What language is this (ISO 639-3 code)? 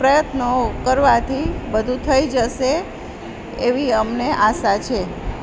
guj